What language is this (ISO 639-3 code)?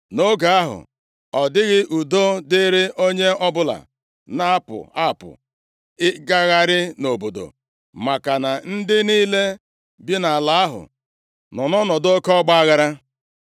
ibo